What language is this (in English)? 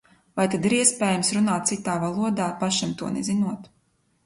Latvian